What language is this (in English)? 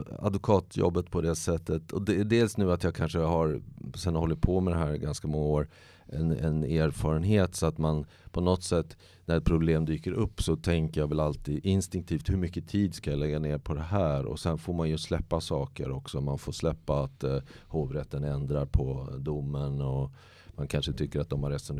Swedish